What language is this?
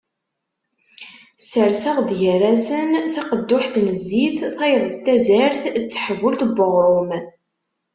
Kabyle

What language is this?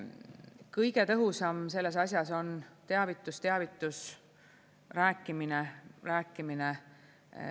Estonian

